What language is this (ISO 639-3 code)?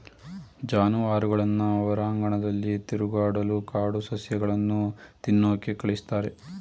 kan